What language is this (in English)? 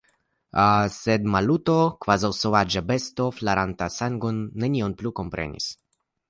Esperanto